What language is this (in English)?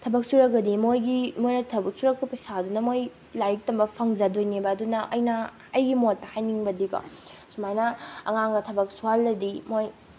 Manipuri